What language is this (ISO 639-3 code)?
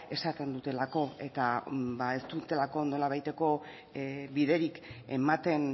eus